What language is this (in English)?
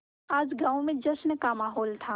Hindi